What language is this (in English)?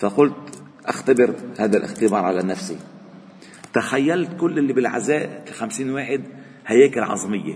Arabic